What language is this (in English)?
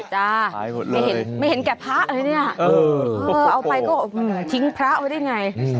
Thai